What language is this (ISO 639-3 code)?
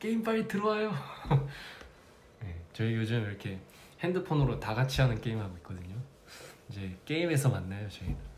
kor